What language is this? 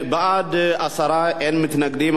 Hebrew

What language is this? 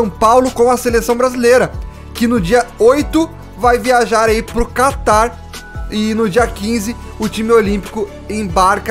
Portuguese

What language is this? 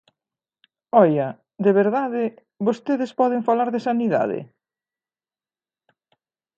Galician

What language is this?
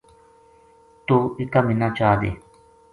Gujari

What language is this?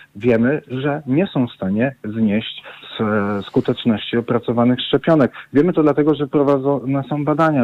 Polish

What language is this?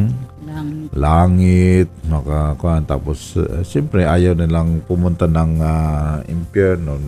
Filipino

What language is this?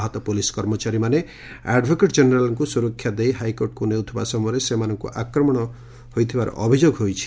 Odia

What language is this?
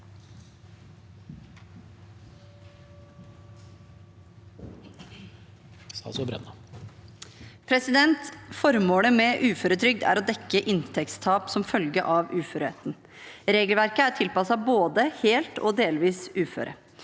Norwegian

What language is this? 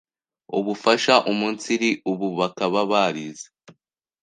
Kinyarwanda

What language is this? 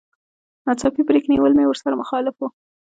Pashto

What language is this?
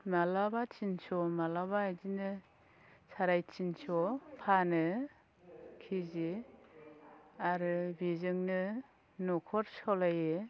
Bodo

